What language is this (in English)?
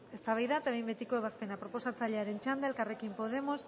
Basque